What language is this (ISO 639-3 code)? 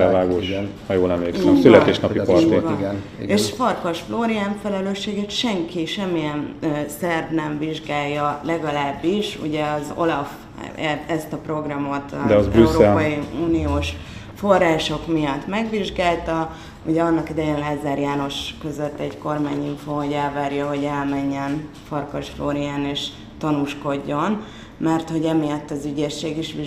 hun